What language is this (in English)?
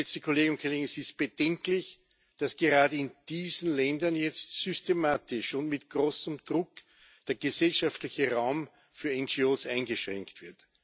German